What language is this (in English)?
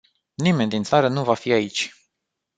Romanian